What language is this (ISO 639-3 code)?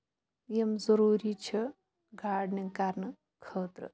kas